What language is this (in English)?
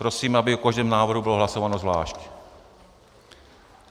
Czech